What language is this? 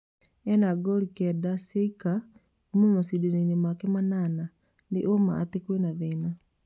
Kikuyu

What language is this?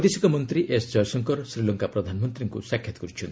Odia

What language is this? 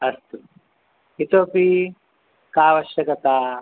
Sanskrit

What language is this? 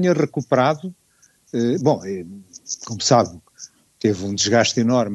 Portuguese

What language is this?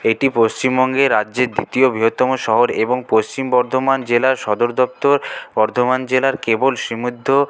Bangla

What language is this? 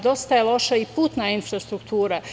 Serbian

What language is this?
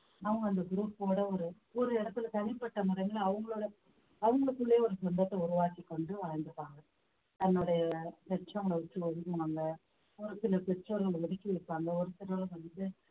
Tamil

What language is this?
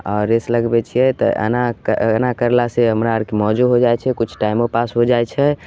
Maithili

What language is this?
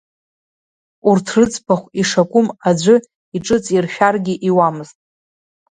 Abkhazian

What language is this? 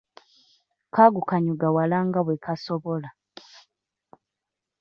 Ganda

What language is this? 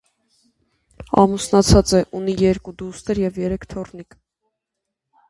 Armenian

